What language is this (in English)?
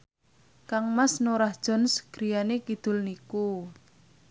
Javanese